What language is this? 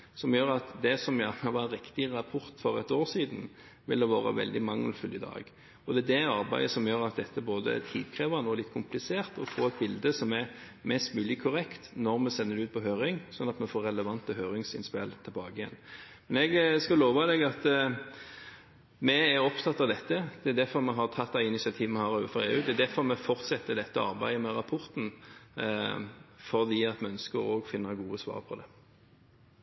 Norwegian Bokmål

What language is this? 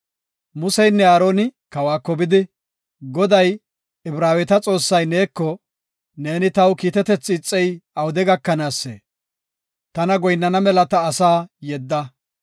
Gofa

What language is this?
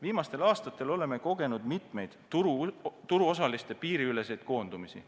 Estonian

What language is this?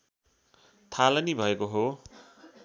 Nepali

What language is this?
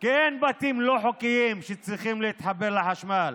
Hebrew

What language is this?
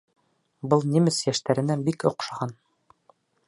Bashkir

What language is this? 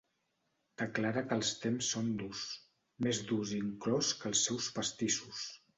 Catalan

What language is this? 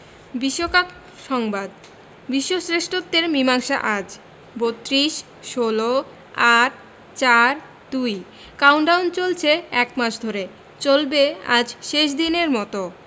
Bangla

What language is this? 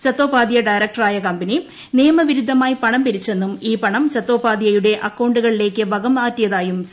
Malayalam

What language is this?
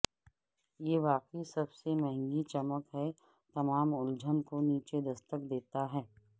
Urdu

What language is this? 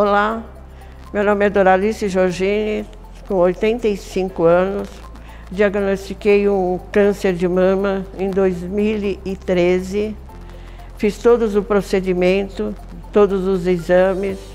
Portuguese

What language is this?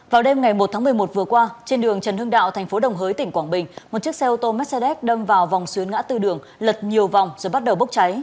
Vietnamese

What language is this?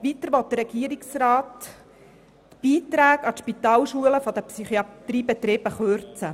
Swiss German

